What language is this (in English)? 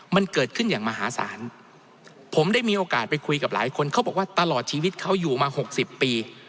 Thai